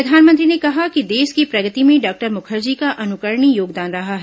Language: Hindi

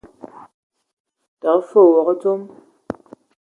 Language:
Ewondo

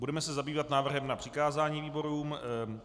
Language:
Czech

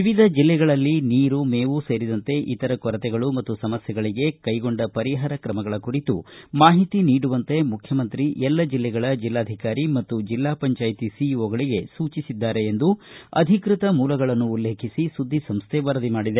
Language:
Kannada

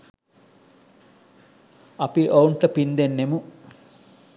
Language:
Sinhala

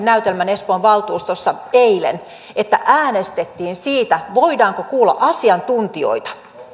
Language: Finnish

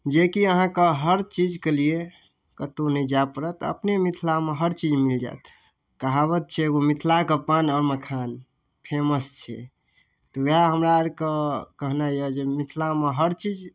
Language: Maithili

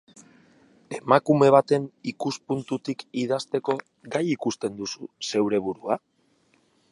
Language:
Basque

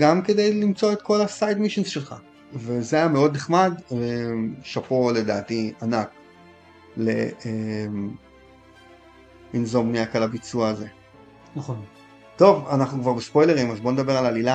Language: Hebrew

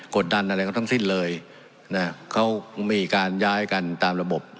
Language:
Thai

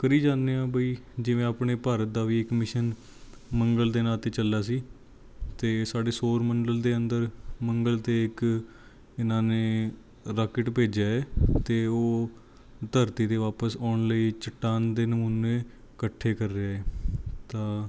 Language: Punjabi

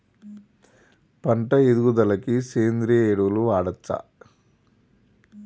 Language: Telugu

